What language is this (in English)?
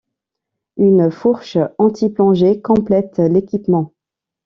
French